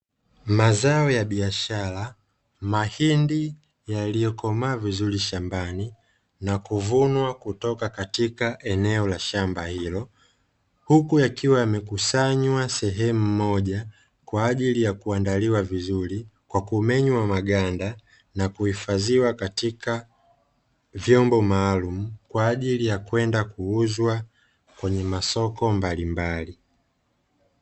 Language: Swahili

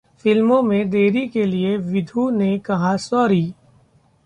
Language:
Hindi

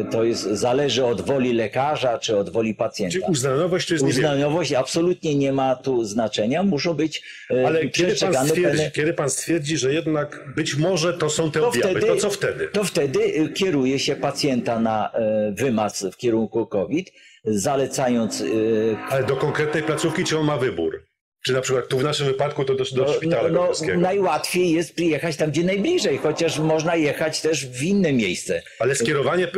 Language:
Polish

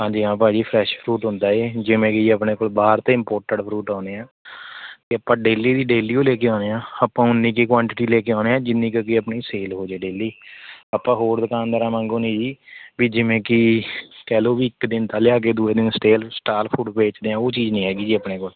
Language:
Punjabi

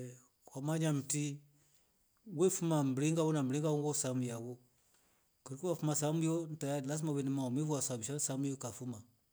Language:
Rombo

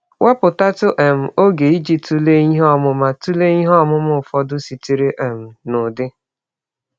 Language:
Igbo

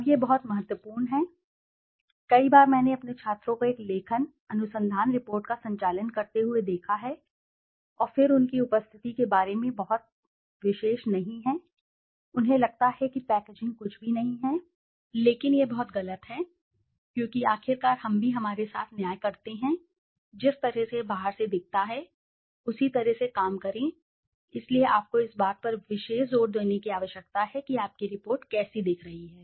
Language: Hindi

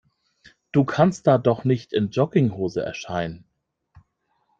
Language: German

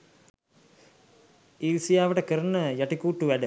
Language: Sinhala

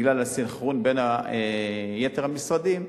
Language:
Hebrew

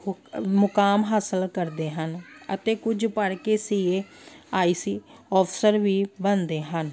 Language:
Punjabi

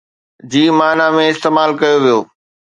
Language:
Sindhi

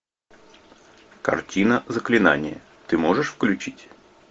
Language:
Russian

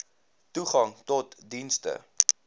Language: Afrikaans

